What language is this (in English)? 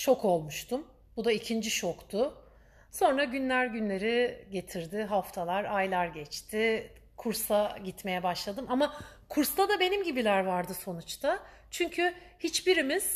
Turkish